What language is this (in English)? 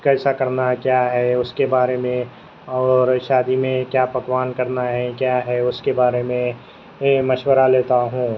Urdu